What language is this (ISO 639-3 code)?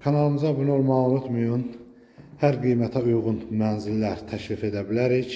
tur